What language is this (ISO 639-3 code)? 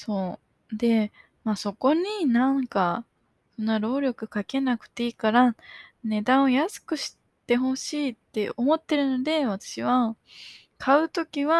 jpn